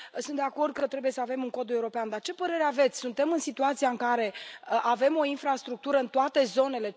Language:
Romanian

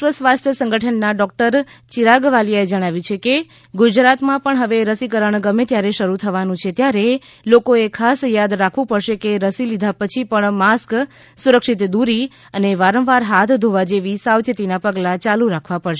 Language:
Gujarati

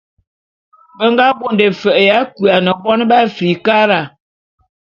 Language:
Bulu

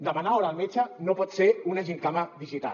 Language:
Catalan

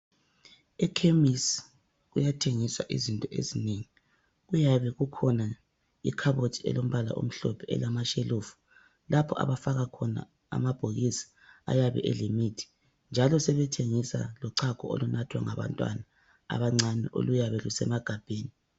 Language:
North Ndebele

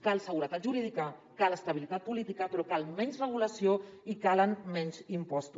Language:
Catalan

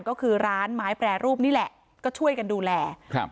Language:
Thai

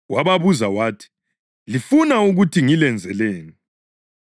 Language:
North Ndebele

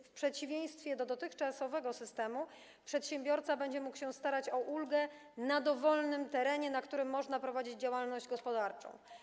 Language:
Polish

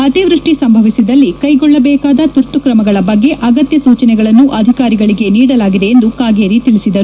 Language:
Kannada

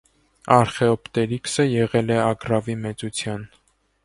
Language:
Armenian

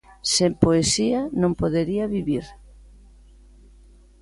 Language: Galician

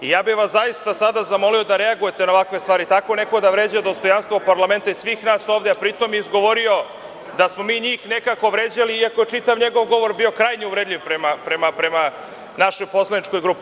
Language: Serbian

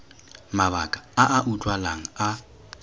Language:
Tswana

